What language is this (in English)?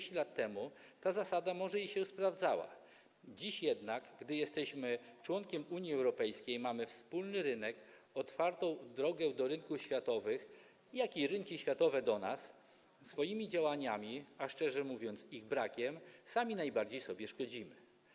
Polish